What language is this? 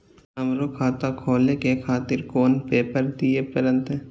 Maithili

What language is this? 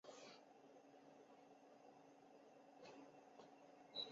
Chinese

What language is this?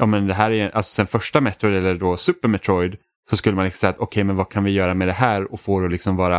Swedish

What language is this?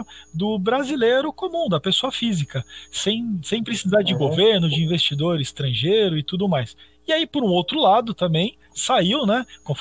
Portuguese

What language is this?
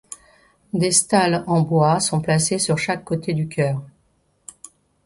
French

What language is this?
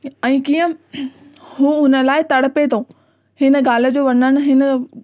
Sindhi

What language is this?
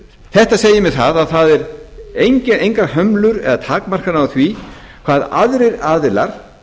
Icelandic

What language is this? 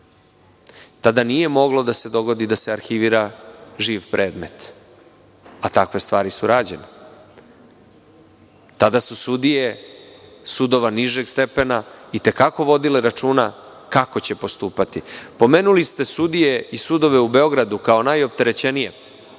Serbian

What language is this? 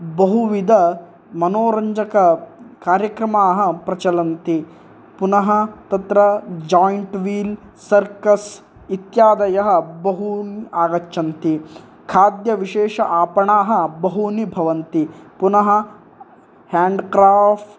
Sanskrit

